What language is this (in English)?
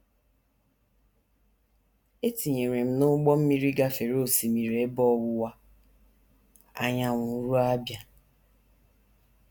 Igbo